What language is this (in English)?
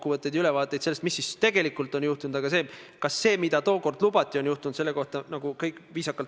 Estonian